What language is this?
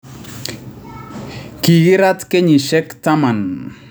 Kalenjin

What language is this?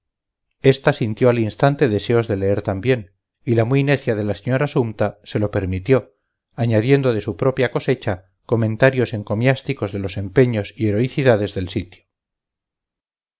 Spanish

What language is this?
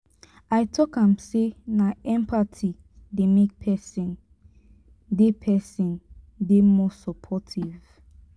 Nigerian Pidgin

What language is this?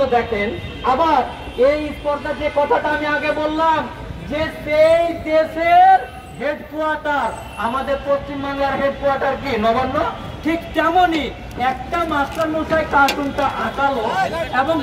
Romanian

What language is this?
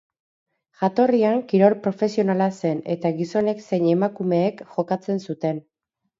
Basque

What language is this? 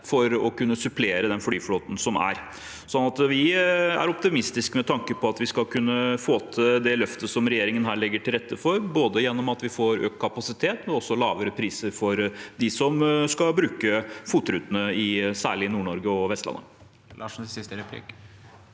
Norwegian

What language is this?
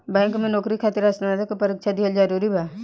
Bhojpuri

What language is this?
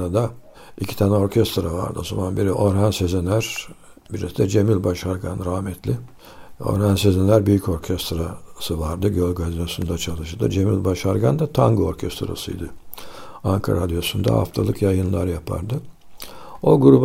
Turkish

